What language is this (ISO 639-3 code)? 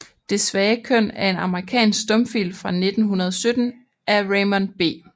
dan